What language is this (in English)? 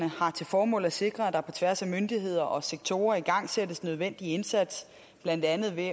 Danish